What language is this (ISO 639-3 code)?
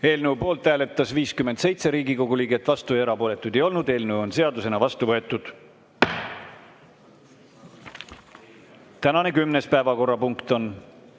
est